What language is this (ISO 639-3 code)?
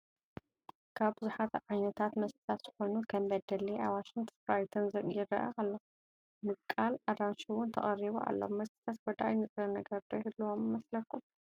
tir